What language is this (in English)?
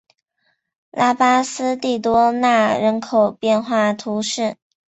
Chinese